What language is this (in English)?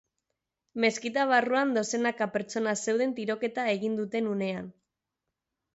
Basque